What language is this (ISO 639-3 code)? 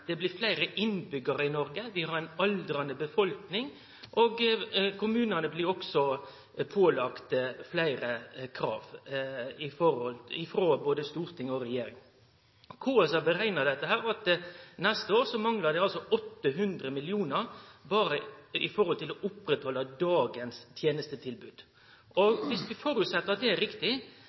nno